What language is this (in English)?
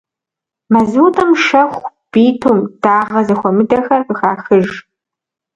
Kabardian